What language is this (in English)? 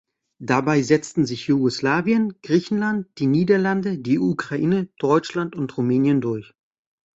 German